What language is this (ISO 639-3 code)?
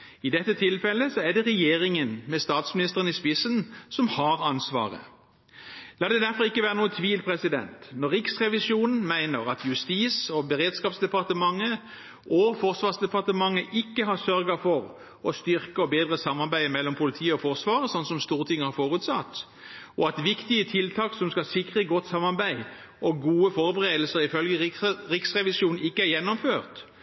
nob